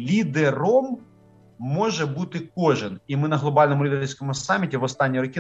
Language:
Ukrainian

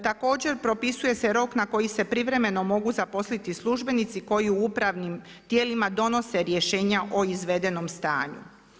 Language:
Croatian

